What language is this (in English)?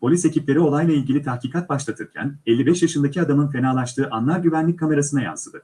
Turkish